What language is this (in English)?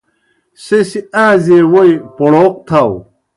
Kohistani Shina